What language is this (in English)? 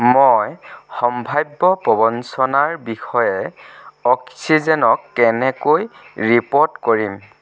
Assamese